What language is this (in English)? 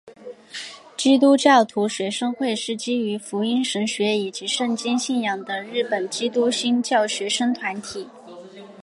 Chinese